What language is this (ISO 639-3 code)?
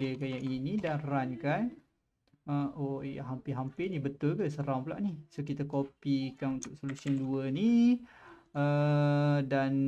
msa